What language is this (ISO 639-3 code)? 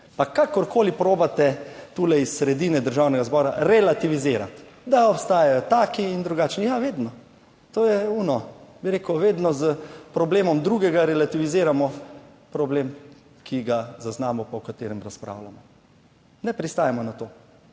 slv